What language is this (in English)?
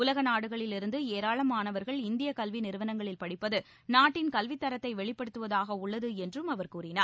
Tamil